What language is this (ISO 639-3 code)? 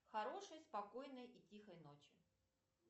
rus